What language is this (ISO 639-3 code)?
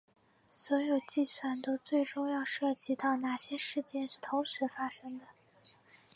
zho